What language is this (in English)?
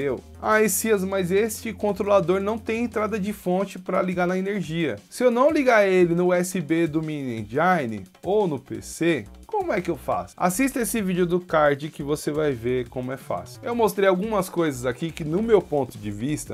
Portuguese